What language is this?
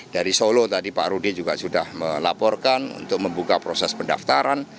Indonesian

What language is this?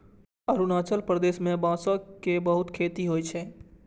Maithili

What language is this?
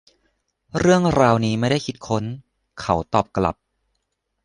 Thai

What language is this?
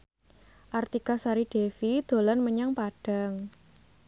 Javanese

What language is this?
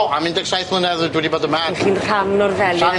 Welsh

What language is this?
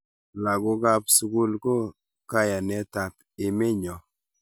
Kalenjin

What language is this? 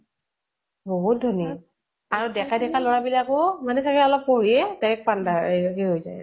Assamese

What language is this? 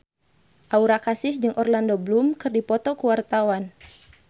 Sundanese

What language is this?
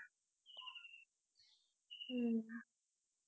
Tamil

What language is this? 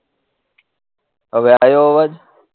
Gujarati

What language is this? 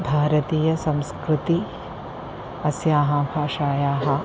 Sanskrit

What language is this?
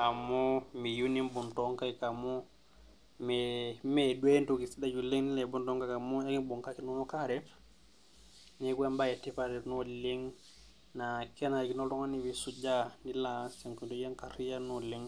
Masai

